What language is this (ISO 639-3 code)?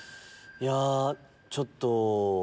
jpn